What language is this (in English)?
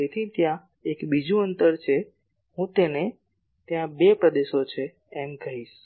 Gujarati